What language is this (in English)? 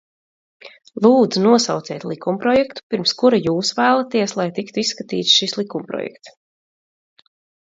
Latvian